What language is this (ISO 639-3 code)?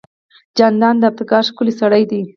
pus